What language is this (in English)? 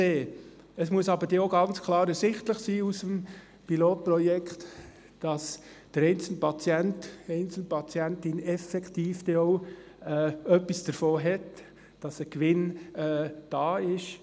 Swiss German